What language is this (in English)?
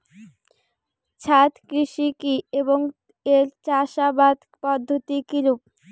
Bangla